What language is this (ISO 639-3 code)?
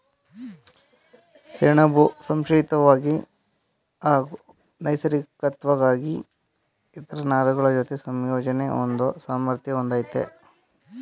kan